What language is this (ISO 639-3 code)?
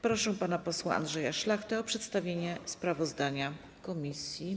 pol